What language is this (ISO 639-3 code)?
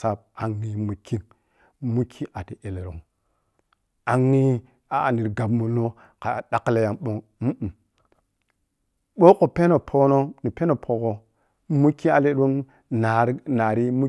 piy